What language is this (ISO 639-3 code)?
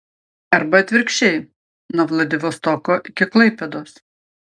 lit